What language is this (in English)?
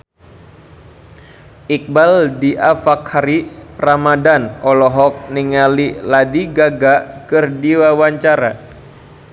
Sundanese